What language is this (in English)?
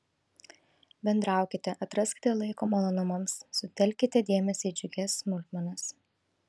Lithuanian